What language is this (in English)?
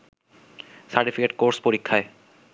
Bangla